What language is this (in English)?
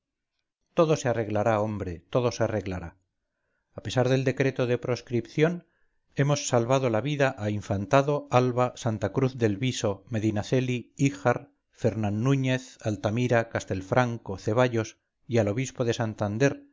Spanish